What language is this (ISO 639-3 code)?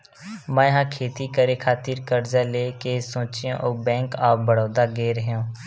hne